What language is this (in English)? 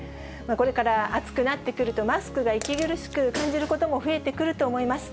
Japanese